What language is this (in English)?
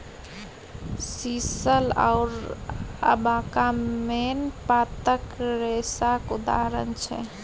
Maithili